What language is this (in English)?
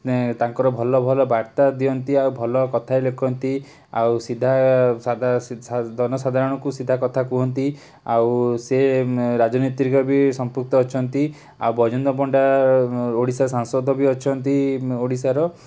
Odia